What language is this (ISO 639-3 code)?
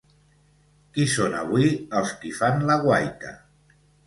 cat